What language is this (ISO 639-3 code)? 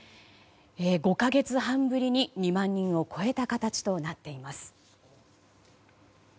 jpn